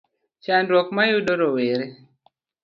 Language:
Luo (Kenya and Tanzania)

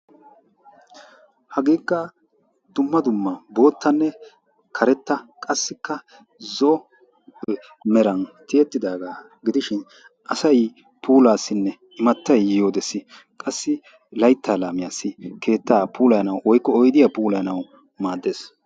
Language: Wolaytta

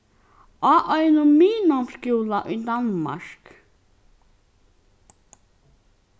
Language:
Faroese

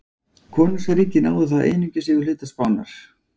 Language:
Icelandic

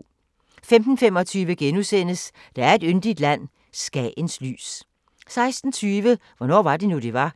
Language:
Danish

